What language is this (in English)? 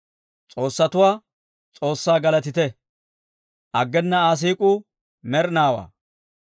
Dawro